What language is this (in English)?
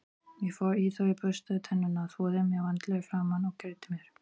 Icelandic